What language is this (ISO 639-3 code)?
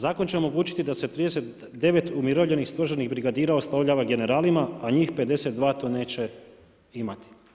hrv